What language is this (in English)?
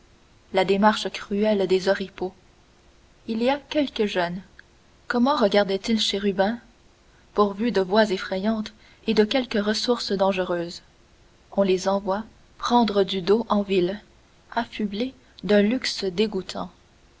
French